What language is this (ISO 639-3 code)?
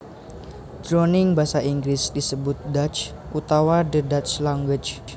jav